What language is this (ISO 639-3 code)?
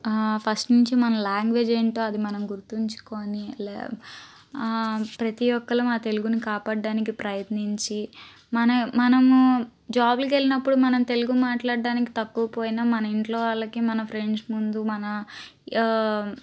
tel